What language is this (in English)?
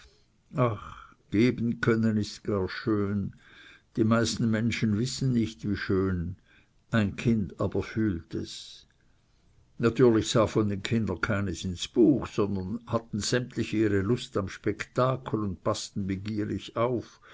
German